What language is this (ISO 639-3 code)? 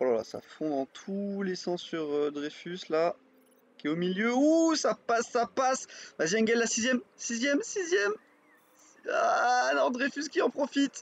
fra